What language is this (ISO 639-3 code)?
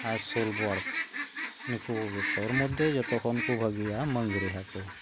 sat